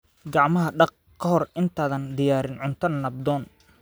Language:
Somali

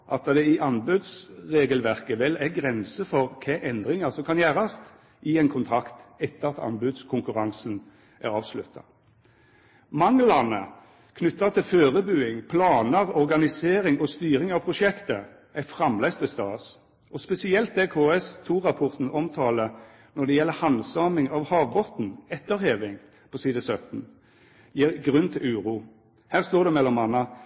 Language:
Norwegian Nynorsk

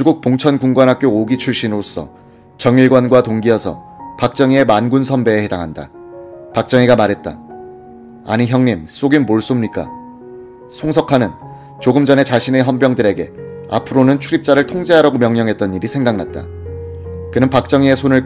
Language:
Korean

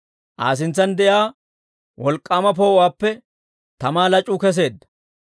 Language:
Dawro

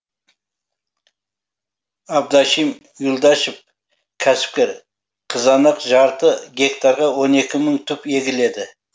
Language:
Kazakh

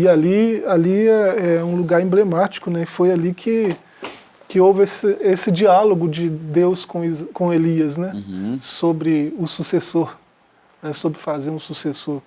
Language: Portuguese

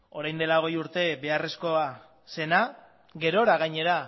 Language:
Basque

